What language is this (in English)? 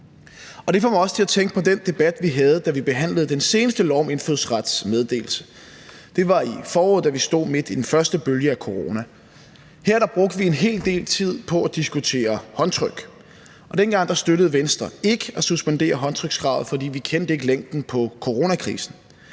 Danish